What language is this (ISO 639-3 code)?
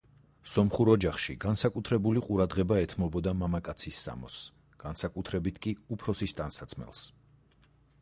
kat